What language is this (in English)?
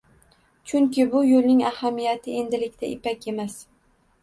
Uzbek